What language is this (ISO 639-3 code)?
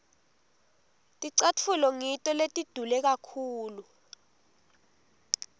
ssw